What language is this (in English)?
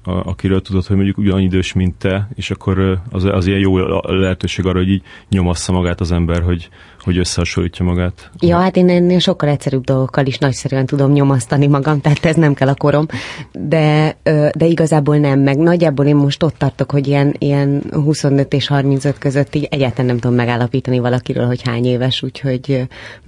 Hungarian